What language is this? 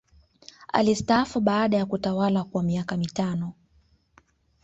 Swahili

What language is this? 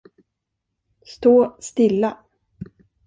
Swedish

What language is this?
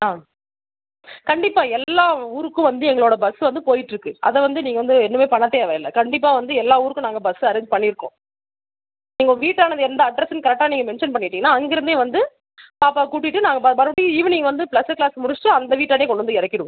Tamil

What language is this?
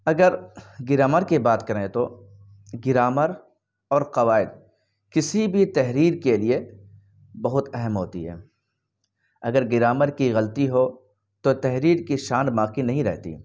Urdu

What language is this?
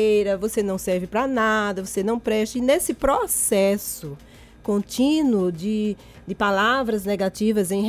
Portuguese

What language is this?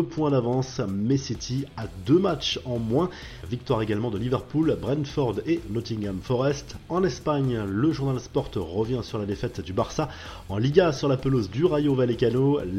French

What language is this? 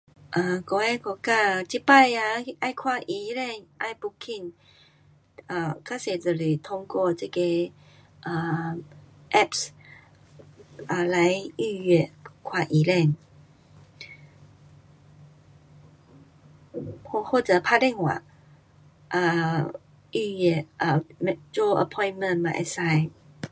Pu-Xian Chinese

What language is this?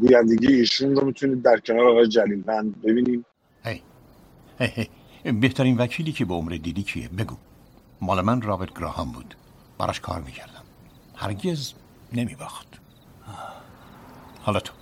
Persian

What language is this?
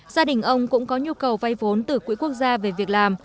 Vietnamese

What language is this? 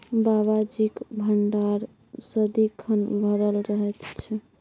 Maithili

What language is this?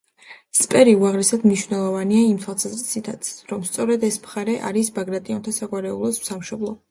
Georgian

